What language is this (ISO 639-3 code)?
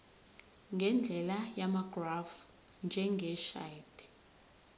zul